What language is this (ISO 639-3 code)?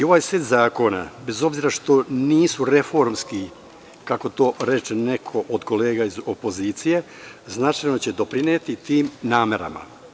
srp